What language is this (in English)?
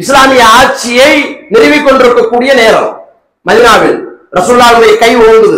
Tamil